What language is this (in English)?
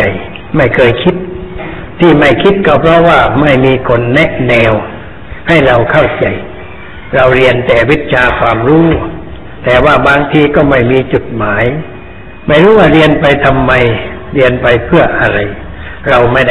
Thai